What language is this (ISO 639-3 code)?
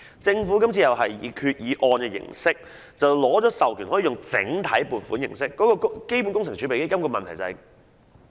yue